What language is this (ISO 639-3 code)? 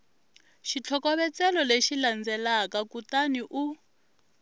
tso